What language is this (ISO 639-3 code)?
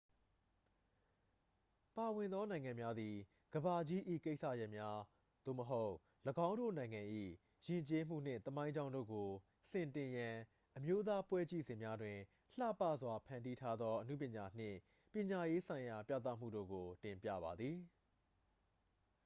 mya